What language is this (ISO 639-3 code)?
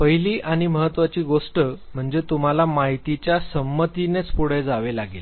mar